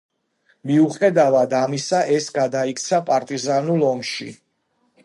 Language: Georgian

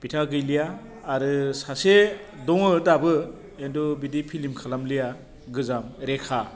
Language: Bodo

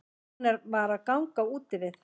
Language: Icelandic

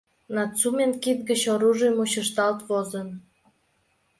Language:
Mari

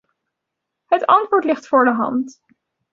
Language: Dutch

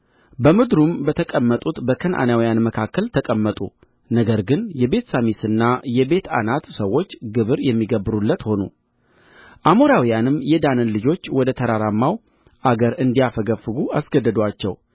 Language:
Amharic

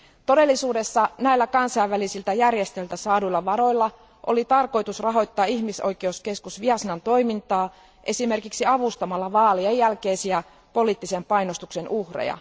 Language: Finnish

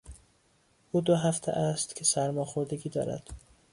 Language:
Persian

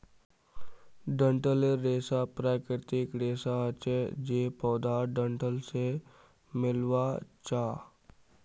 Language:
Magahi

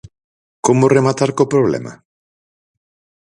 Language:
Galician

